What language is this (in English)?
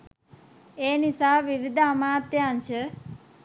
Sinhala